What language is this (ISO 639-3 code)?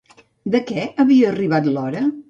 cat